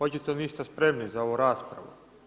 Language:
Croatian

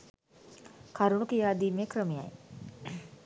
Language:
Sinhala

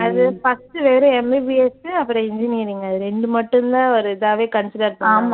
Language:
Tamil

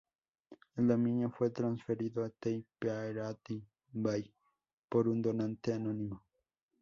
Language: Spanish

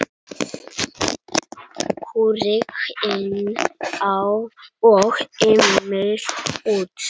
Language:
Icelandic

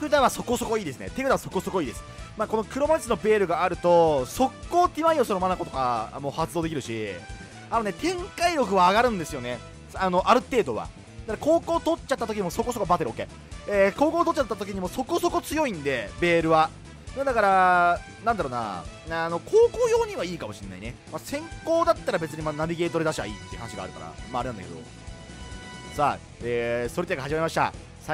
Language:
Japanese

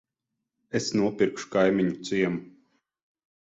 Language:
Latvian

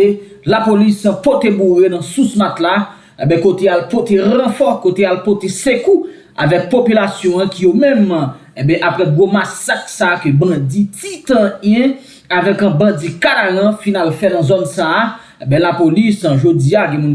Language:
French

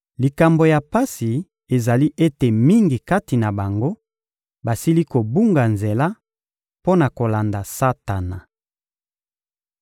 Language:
Lingala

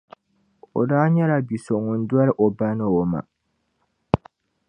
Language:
Dagbani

